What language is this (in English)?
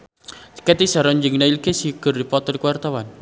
Sundanese